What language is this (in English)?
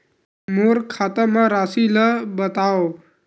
Chhattisgarhi